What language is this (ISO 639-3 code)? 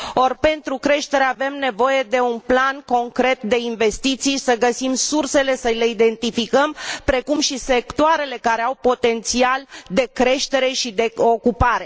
ron